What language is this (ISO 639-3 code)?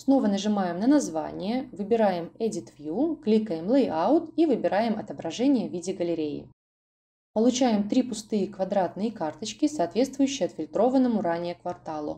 rus